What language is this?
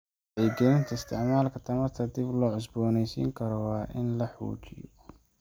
Somali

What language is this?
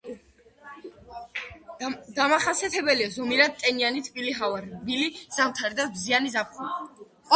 Georgian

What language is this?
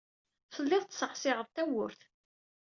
Kabyle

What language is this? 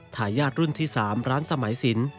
Thai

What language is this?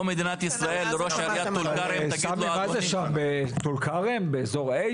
Hebrew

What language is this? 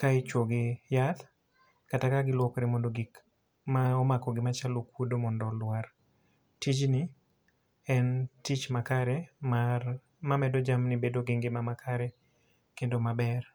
Luo (Kenya and Tanzania)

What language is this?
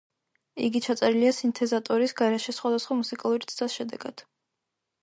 Georgian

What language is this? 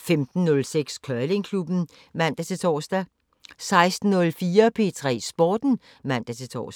Danish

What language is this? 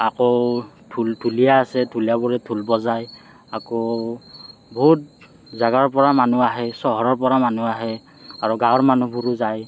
Assamese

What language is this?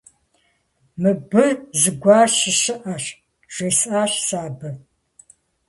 Kabardian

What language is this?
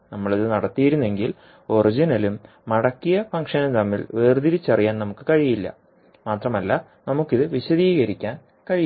Malayalam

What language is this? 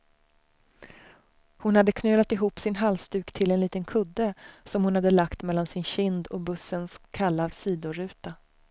Swedish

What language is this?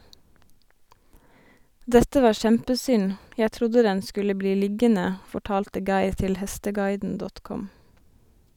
Norwegian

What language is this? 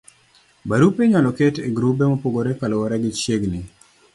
Luo (Kenya and Tanzania)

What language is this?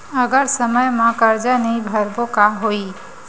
Chhattisgarhi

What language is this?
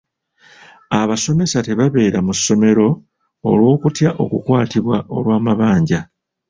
Ganda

